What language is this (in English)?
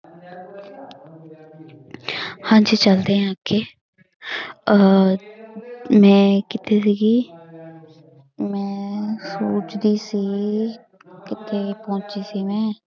Punjabi